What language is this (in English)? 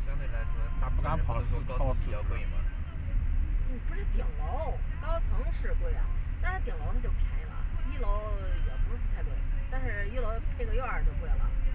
Chinese